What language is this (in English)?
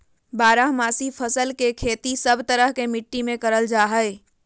Magahi